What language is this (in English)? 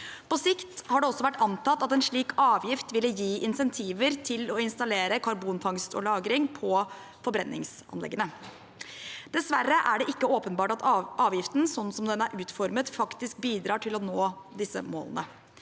Norwegian